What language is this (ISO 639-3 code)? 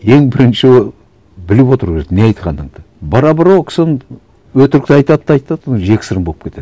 kaz